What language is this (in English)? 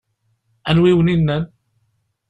Kabyle